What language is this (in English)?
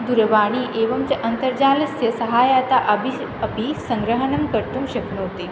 Sanskrit